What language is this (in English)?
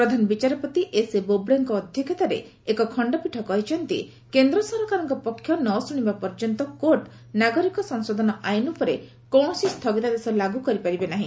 Odia